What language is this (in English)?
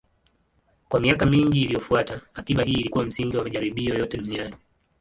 Swahili